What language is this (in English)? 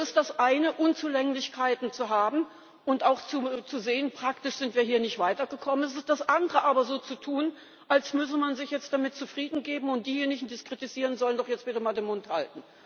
German